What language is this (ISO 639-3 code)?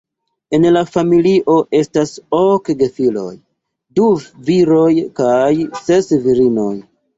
epo